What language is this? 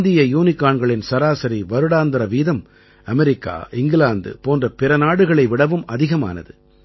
Tamil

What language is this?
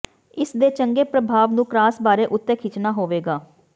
Punjabi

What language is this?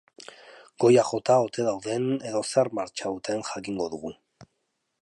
Basque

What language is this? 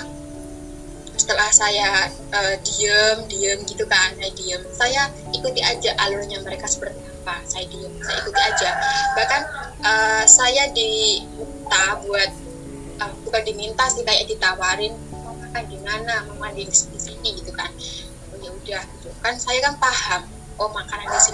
Indonesian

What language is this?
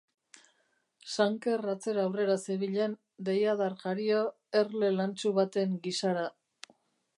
Basque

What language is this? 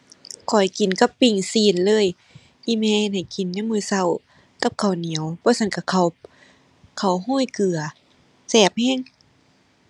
Thai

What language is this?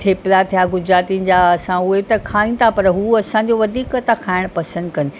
Sindhi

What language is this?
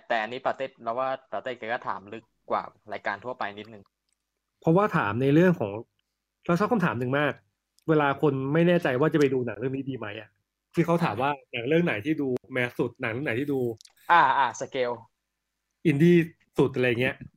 Thai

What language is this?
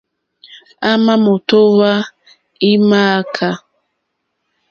Mokpwe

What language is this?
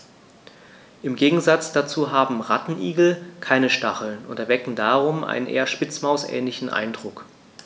German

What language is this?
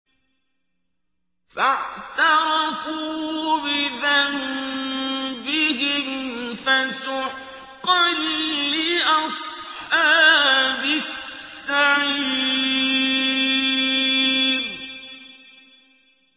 Arabic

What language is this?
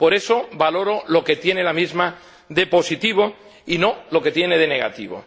Spanish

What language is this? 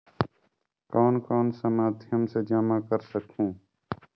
Chhattisgarhi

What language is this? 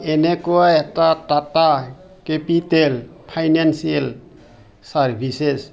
Assamese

